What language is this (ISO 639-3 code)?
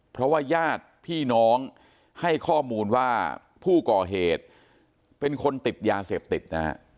tha